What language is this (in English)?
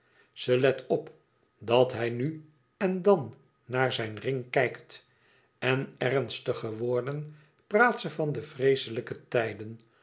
Dutch